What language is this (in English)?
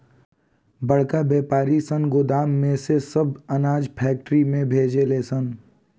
Bhojpuri